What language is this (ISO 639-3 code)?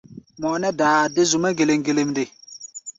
gba